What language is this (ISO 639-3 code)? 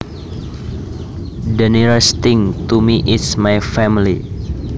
jav